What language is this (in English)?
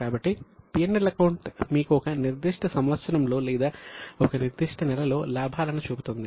Telugu